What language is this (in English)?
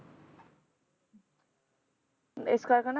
Punjabi